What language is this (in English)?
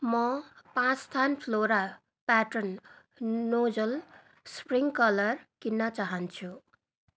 Nepali